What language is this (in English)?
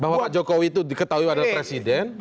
Indonesian